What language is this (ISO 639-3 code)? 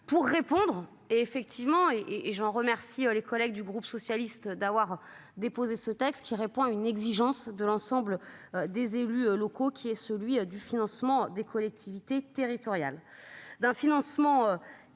fra